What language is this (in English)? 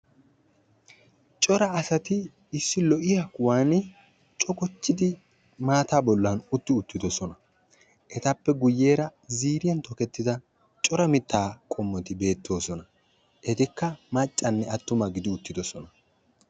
Wolaytta